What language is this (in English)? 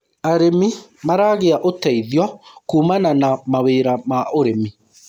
Kikuyu